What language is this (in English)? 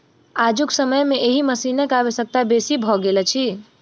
Maithili